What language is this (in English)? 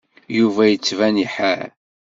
Kabyle